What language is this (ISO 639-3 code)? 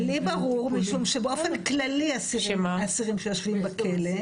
heb